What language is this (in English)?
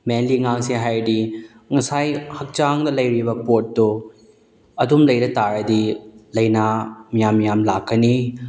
Manipuri